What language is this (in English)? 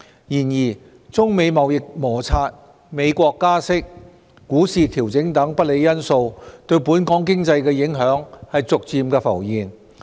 Cantonese